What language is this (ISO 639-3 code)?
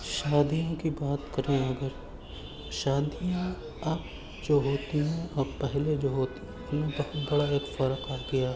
urd